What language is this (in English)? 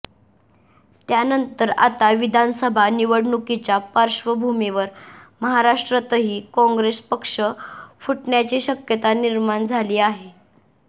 Marathi